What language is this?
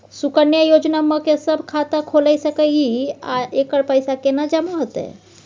Maithili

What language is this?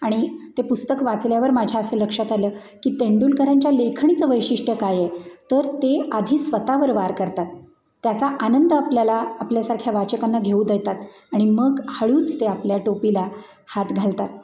Marathi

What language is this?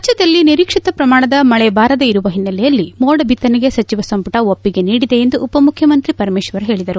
Kannada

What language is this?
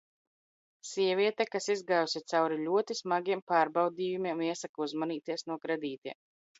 Latvian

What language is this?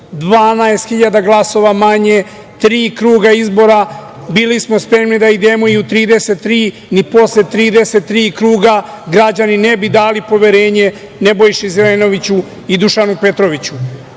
Serbian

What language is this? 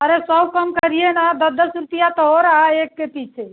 Hindi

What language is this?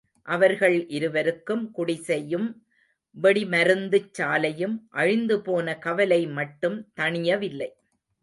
Tamil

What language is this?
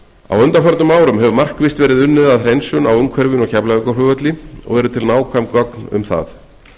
Icelandic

